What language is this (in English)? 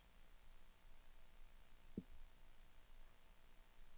Danish